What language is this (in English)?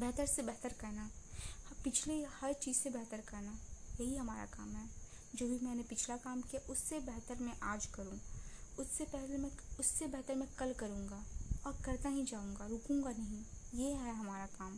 Hindi